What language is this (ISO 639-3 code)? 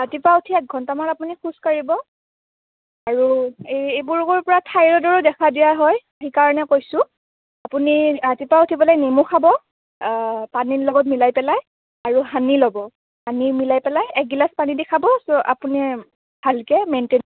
asm